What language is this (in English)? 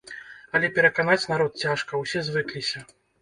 Belarusian